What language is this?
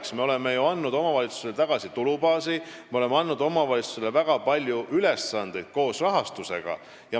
Estonian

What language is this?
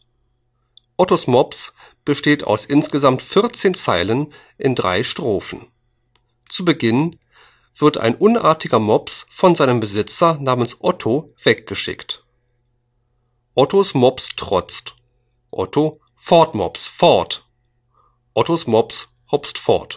German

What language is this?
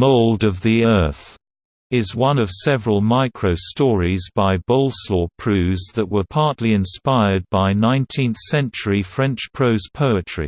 English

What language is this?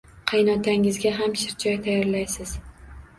Uzbek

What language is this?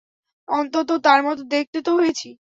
Bangla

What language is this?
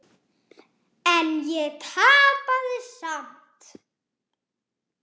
Icelandic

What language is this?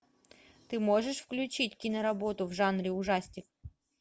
Russian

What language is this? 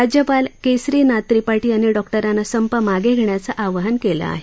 Marathi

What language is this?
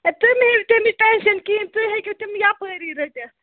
Kashmiri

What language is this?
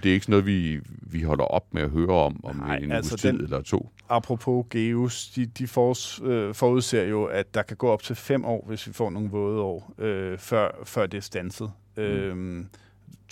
Danish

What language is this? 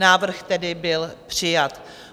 Czech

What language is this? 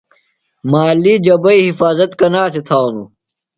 Phalura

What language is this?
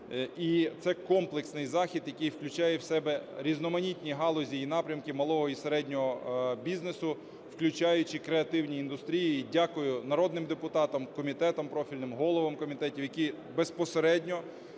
Ukrainian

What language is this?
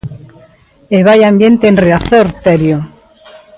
Galician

